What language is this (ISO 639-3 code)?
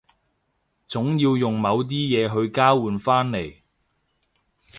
yue